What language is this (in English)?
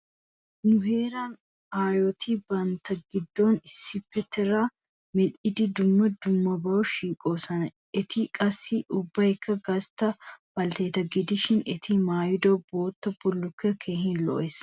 Wolaytta